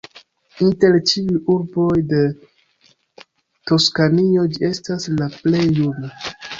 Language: Esperanto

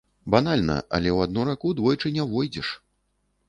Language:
Belarusian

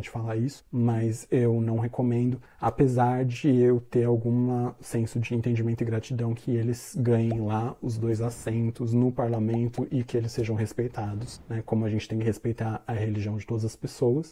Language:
Portuguese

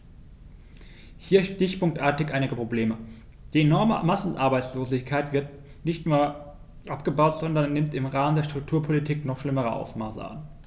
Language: German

